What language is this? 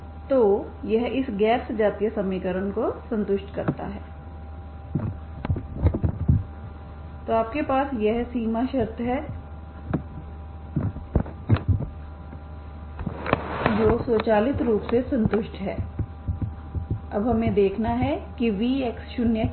Hindi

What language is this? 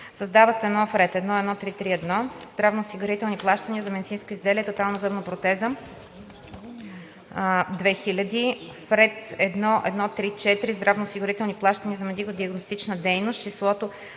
Bulgarian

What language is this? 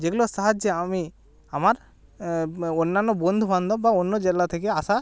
Bangla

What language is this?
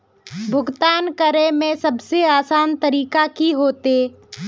Magahi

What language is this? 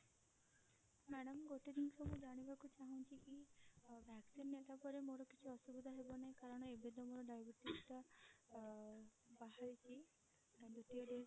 Odia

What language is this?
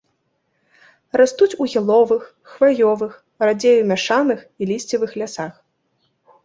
Belarusian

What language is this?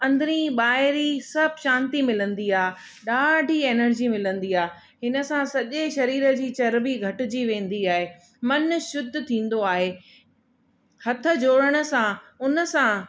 Sindhi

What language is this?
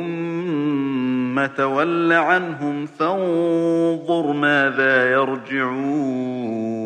Arabic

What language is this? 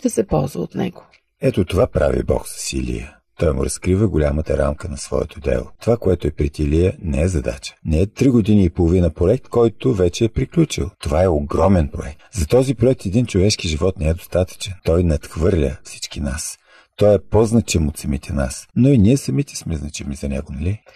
Bulgarian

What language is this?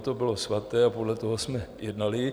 Czech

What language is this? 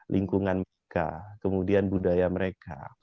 Indonesian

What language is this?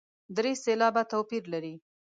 Pashto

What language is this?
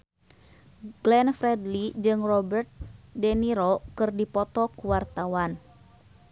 Sundanese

